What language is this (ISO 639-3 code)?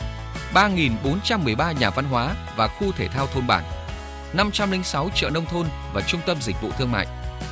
vie